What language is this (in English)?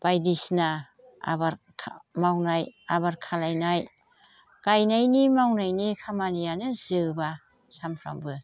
Bodo